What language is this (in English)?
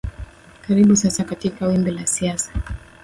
Swahili